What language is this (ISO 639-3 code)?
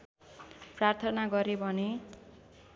nep